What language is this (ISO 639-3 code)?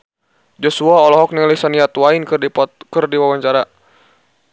sun